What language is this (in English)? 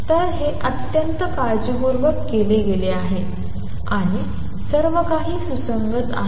Marathi